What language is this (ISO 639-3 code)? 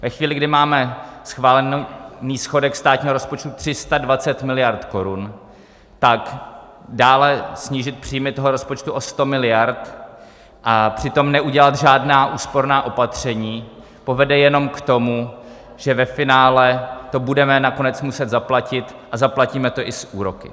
ces